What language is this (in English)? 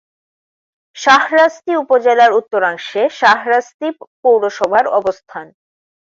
Bangla